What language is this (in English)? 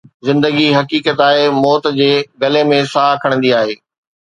Sindhi